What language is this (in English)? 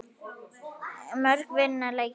Icelandic